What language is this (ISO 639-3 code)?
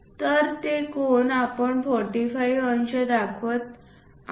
mar